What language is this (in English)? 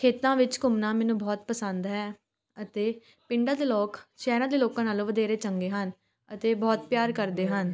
Punjabi